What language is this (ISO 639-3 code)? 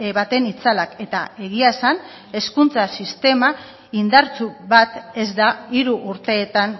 eus